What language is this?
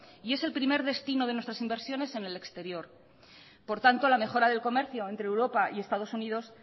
Spanish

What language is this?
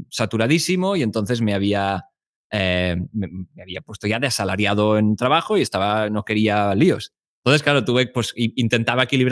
Spanish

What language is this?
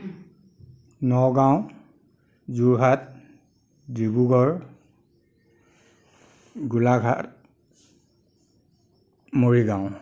Assamese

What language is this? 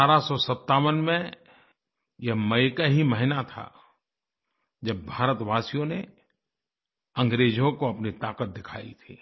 Hindi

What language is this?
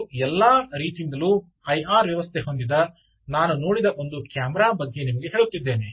Kannada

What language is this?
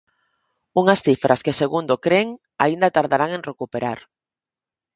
Galician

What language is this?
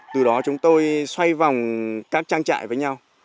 Vietnamese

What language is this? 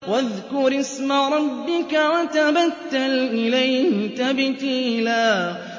Arabic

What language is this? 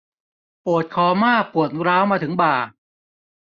Thai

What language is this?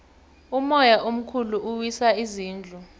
South Ndebele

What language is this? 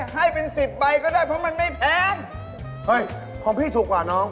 Thai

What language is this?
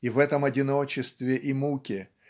Russian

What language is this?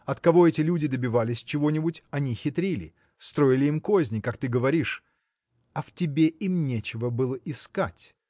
Russian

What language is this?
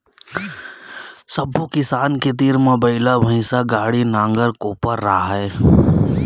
Chhattisgarhi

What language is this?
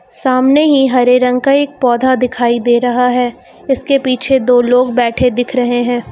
Hindi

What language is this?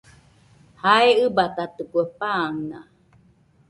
Nüpode Huitoto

